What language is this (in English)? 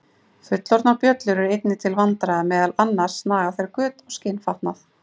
Icelandic